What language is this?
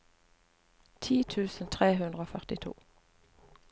Norwegian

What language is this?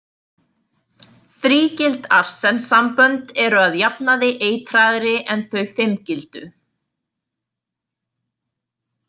Icelandic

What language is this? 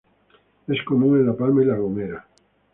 Spanish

